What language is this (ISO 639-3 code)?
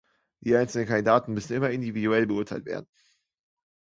deu